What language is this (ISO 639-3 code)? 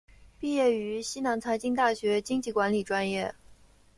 zho